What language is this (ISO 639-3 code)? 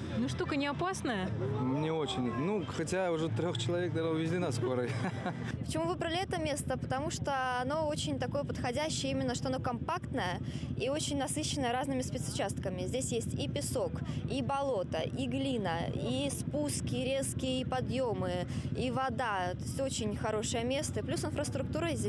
rus